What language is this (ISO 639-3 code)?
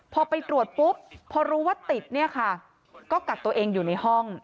tha